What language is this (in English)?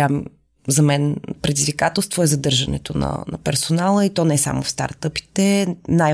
Bulgarian